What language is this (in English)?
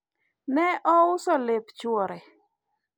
Luo (Kenya and Tanzania)